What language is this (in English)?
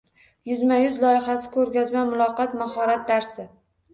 Uzbek